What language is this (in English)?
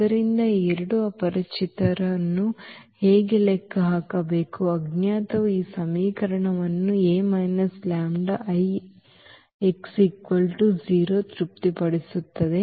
Kannada